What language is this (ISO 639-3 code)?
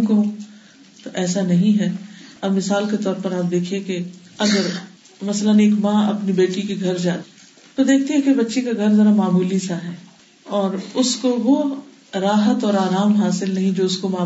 urd